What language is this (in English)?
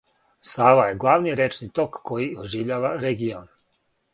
Serbian